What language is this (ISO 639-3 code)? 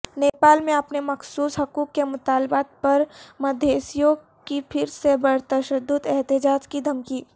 urd